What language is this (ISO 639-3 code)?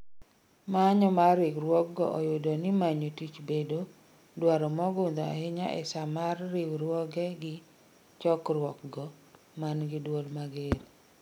luo